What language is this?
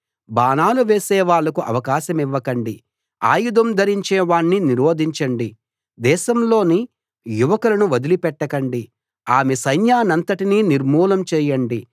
Telugu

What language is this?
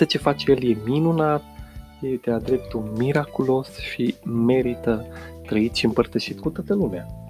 Romanian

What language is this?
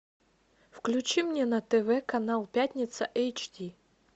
Russian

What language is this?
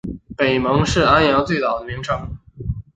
Chinese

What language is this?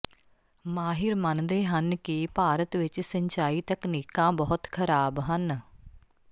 Punjabi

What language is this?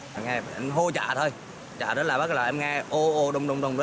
Vietnamese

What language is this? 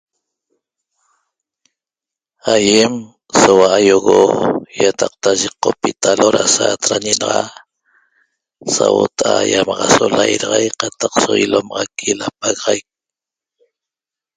Toba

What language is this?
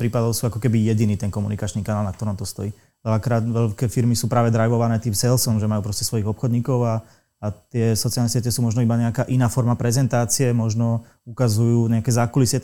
Slovak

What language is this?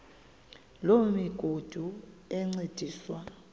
Xhosa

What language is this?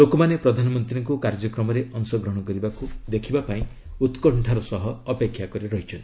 Odia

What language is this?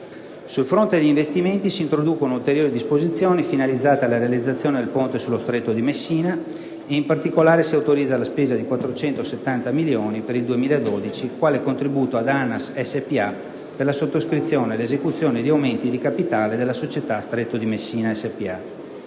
Italian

